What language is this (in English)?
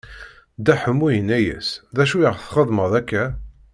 Kabyle